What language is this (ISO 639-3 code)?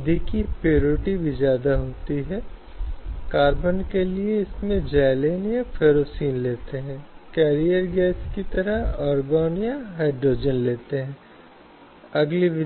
hin